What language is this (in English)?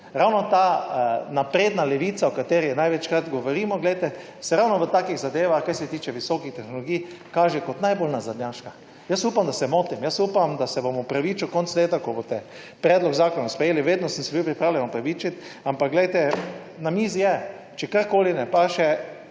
Slovenian